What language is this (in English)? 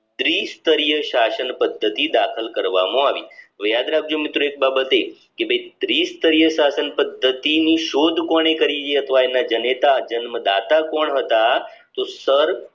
Gujarati